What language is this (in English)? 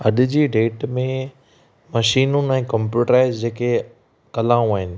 Sindhi